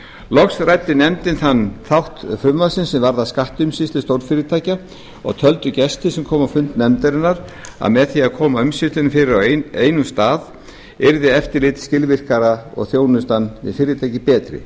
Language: Icelandic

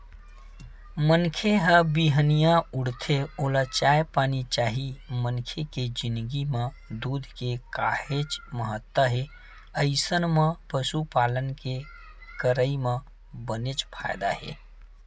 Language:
Chhattisgarhi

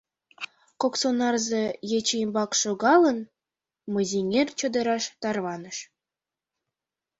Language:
Mari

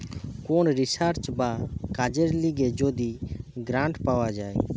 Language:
Bangla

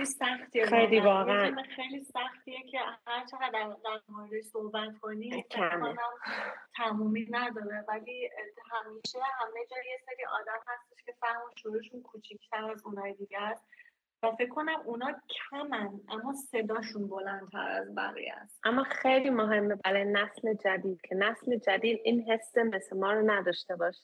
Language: Persian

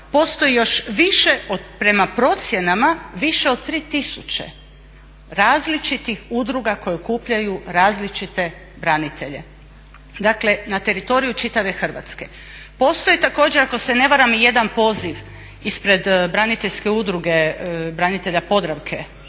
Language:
Croatian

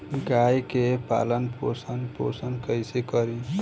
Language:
Bhojpuri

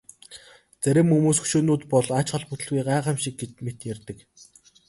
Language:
Mongolian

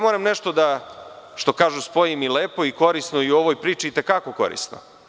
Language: Serbian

